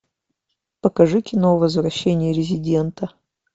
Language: Russian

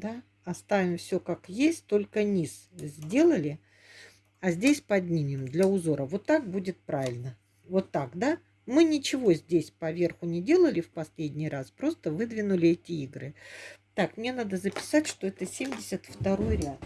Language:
Russian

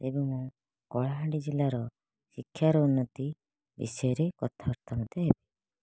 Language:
Odia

